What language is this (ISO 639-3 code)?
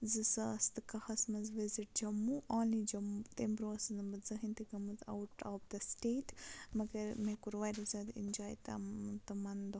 kas